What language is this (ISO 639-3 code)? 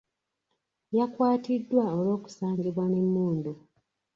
lug